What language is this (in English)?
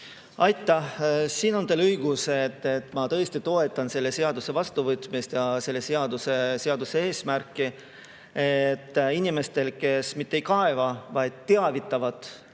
Estonian